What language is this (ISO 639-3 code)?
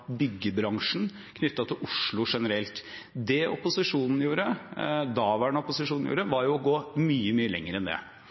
nob